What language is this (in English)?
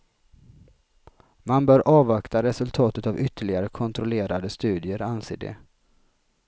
Swedish